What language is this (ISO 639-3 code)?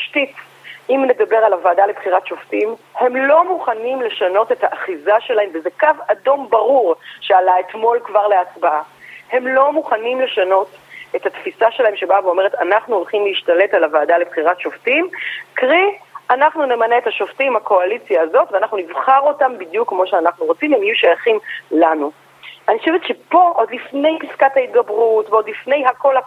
heb